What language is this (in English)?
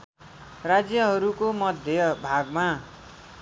Nepali